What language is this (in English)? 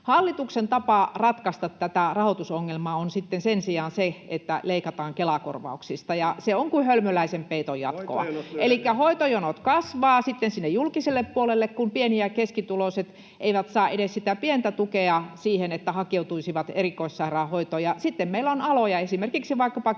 Finnish